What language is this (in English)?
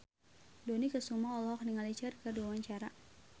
Sundanese